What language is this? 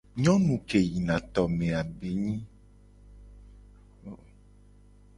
Gen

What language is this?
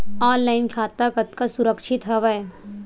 Chhattisgarhi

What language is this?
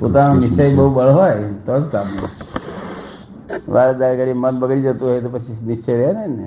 Gujarati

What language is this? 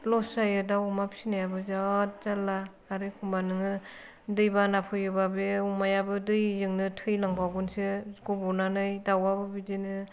Bodo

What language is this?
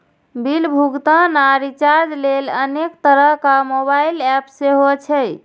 Maithili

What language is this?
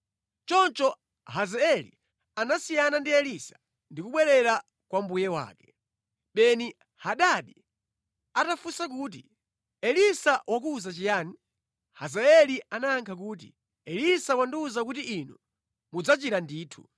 Nyanja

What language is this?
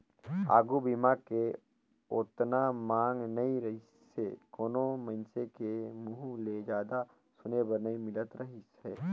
Chhattisgarhi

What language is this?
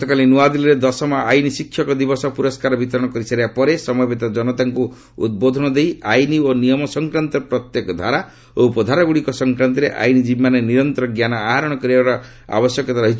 Odia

